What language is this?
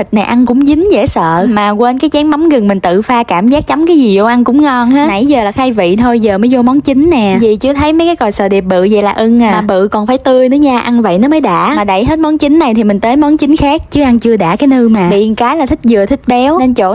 Vietnamese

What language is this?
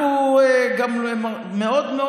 Hebrew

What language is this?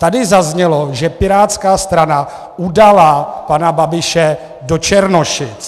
Czech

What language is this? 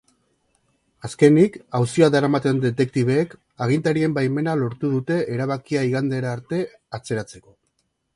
Basque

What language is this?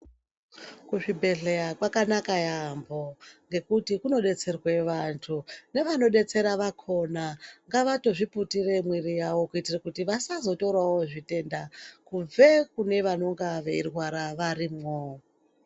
Ndau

